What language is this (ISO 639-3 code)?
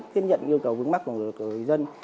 vie